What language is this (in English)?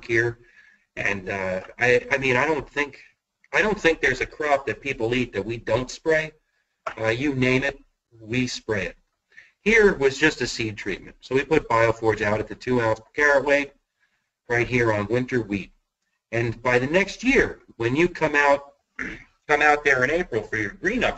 English